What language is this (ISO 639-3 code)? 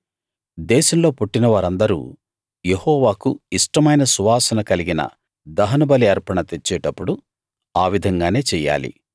tel